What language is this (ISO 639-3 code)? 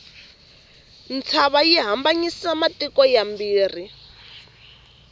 tso